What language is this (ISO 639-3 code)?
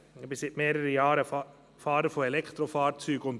gsw